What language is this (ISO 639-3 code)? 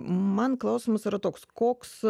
lit